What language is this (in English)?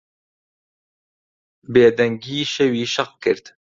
Central Kurdish